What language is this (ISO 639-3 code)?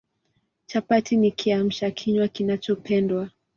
swa